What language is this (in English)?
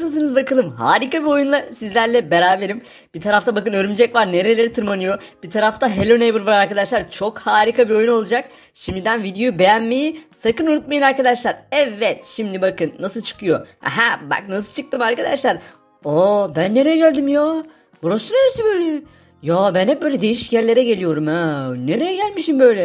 Turkish